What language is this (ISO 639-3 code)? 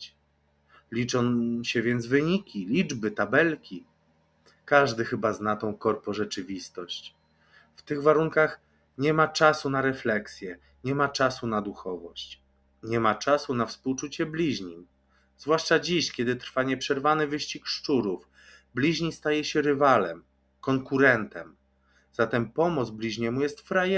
pol